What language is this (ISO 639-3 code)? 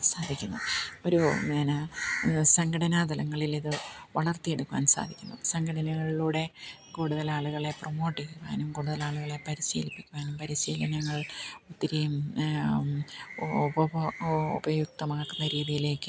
mal